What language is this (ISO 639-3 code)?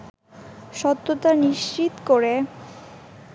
ben